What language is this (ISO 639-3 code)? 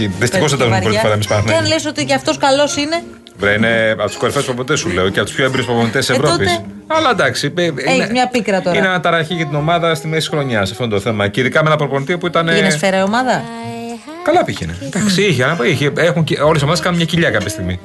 ell